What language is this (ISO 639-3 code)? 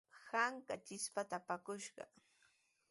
qws